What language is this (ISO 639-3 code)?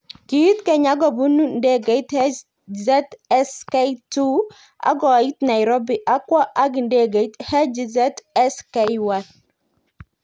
kln